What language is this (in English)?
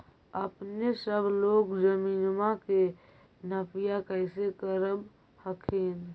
Magahi